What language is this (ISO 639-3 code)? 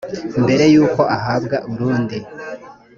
kin